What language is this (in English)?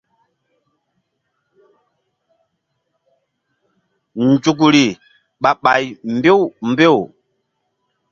Mbum